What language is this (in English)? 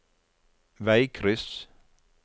Norwegian